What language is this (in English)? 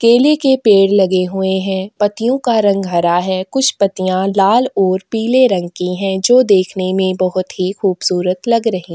Hindi